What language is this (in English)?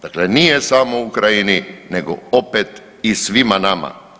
Croatian